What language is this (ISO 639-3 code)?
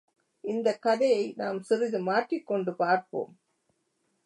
tam